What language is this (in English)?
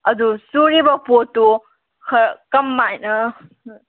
Manipuri